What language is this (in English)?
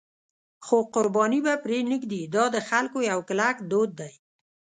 Pashto